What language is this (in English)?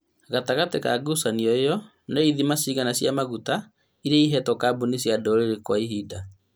Kikuyu